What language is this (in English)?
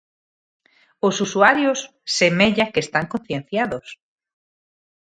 Galician